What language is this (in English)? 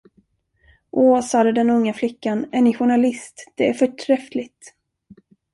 Swedish